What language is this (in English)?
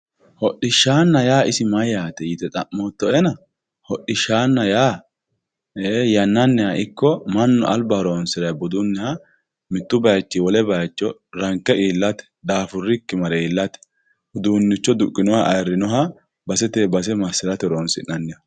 Sidamo